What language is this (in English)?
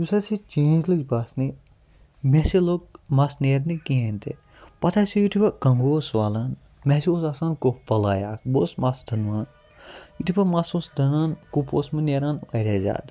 Kashmiri